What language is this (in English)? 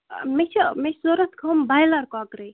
Kashmiri